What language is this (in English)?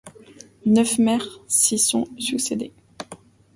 French